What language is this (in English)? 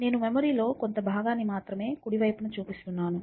Telugu